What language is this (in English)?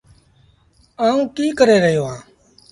Sindhi Bhil